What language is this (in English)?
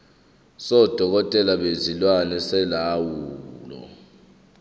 Zulu